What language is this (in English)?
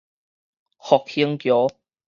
Min Nan Chinese